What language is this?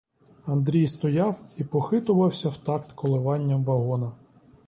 Ukrainian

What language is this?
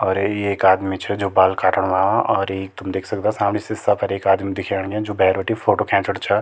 Garhwali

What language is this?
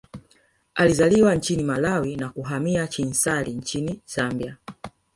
Swahili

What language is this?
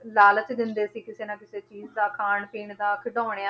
Punjabi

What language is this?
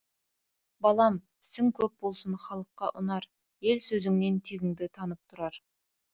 Kazakh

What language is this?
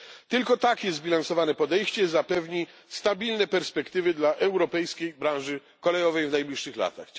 Polish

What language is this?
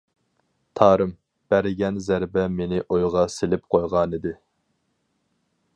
Uyghur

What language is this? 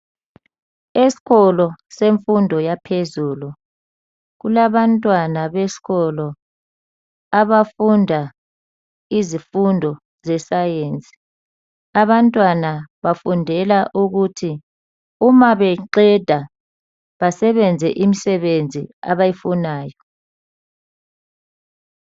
North Ndebele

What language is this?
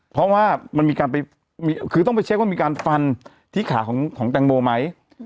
Thai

